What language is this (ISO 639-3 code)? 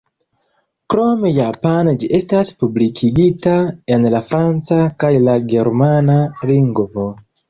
epo